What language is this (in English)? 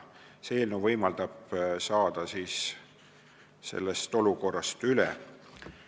Estonian